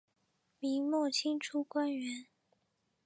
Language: Chinese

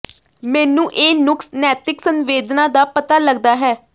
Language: Punjabi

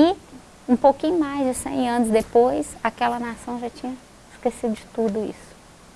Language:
Portuguese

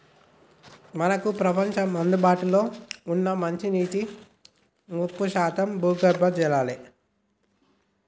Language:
Telugu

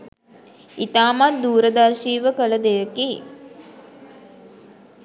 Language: Sinhala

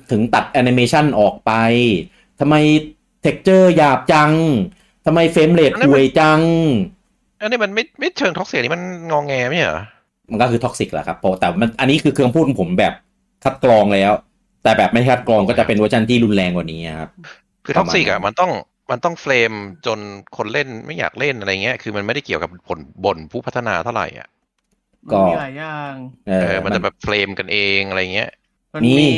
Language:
Thai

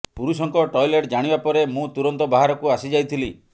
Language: Odia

